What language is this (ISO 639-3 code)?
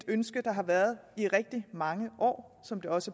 dan